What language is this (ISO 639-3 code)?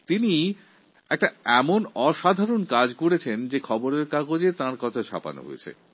ben